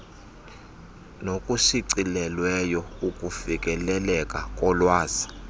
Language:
Xhosa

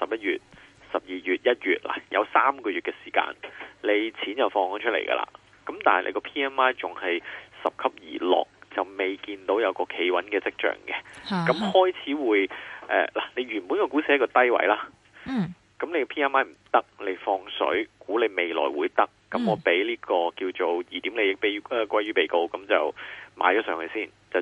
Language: Chinese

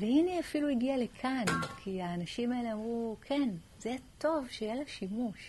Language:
Hebrew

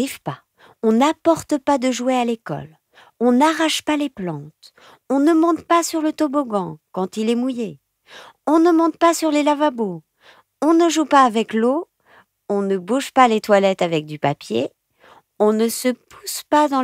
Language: French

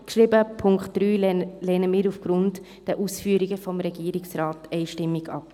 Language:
Swiss German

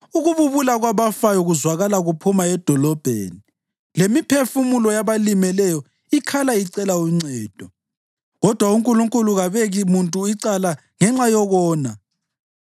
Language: North Ndebele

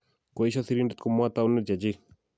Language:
Kalenjin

